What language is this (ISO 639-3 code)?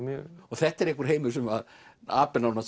isl